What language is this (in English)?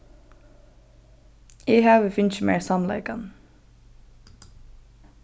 Faroese